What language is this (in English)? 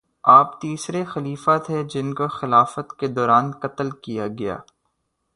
Urdu